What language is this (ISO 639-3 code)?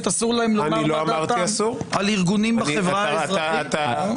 heb